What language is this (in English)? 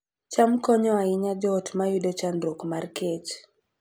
Luo (Kenya and Tanzania)